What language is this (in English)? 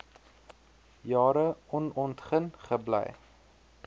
Afrikaans